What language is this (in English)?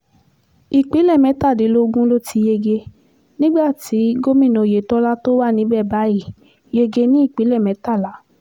Yoruba